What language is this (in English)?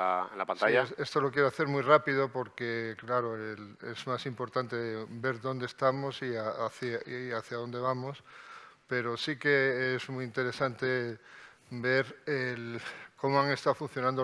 Spanish